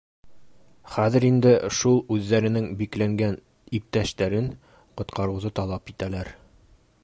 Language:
Bashkir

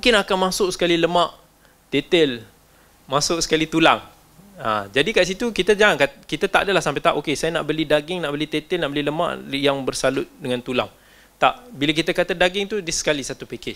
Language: Malay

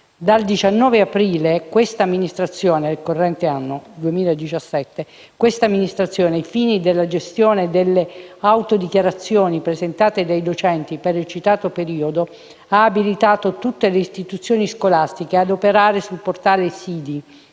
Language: Italian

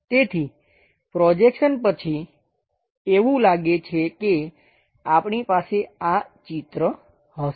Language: Gujarati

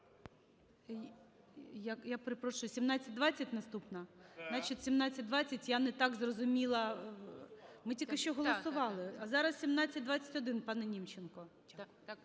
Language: Ukrainian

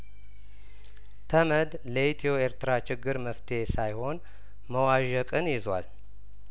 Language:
Amharic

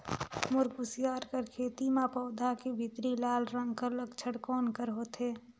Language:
Chhattisgarhi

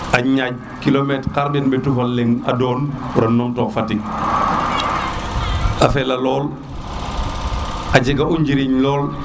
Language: Serer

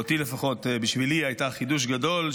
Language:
Hebrew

